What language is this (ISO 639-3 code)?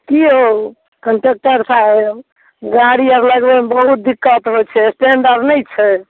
mai